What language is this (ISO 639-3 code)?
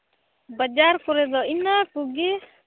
sat